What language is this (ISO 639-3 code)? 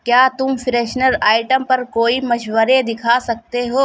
urd